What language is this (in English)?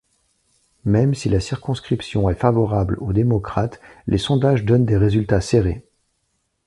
French